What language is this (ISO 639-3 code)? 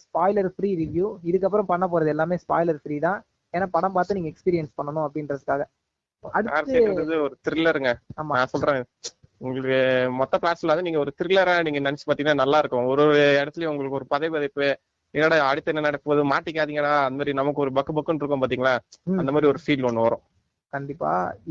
tam